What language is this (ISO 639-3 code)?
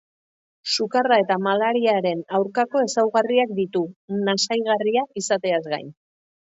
eus